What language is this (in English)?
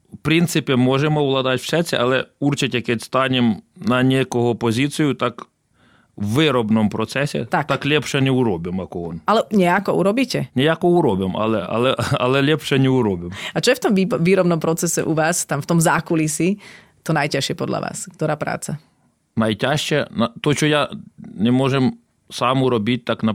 Slovak